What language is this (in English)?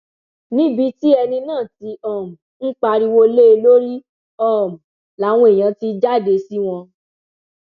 Yoruba